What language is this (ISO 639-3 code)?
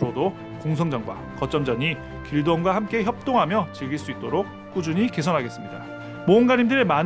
kor